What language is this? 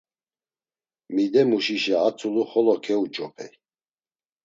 Laz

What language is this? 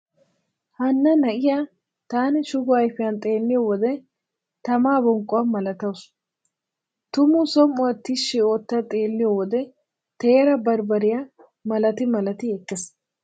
Wolaytta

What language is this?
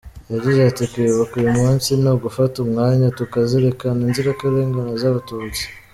Kinyarwanda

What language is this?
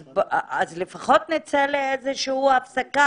Hebrew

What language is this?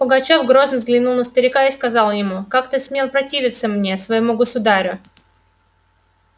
Russian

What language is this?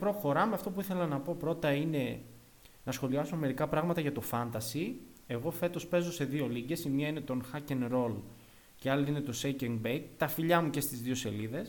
Greek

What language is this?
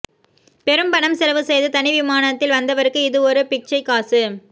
Tamil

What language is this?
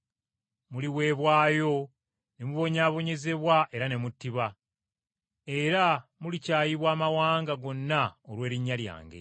Ganda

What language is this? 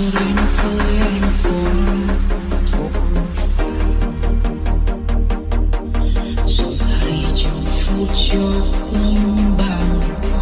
Vietnamese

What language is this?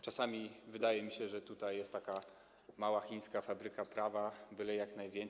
Polish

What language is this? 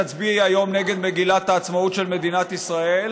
Hebrew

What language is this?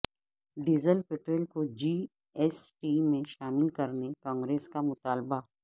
Urdu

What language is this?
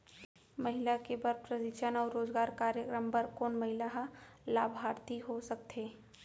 Chhattisgarhi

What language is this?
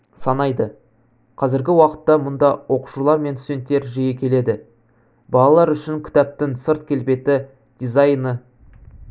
Kazakh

